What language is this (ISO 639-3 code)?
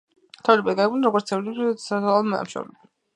kat